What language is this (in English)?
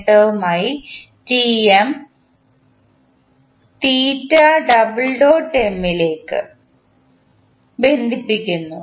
Malayalam